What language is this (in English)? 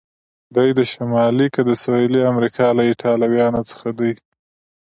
Pashto